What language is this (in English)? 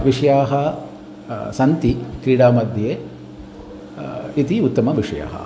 Sanskrit